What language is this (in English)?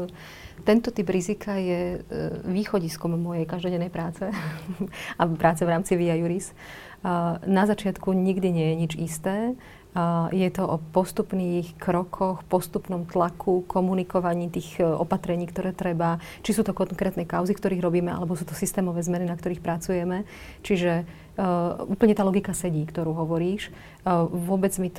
Slovak